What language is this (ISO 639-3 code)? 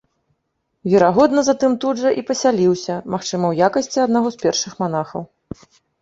bel